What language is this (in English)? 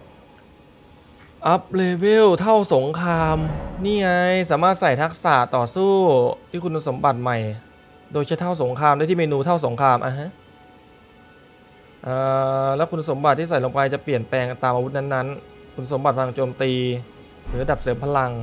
Thai